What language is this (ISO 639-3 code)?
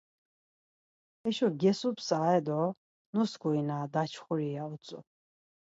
lzz